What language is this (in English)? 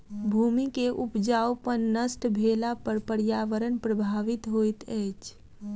Maithili